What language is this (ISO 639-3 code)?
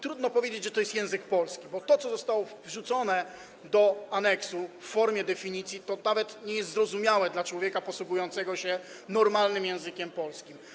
pol